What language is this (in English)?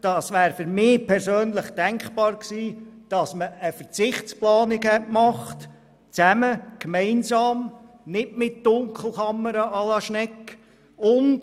Swiss German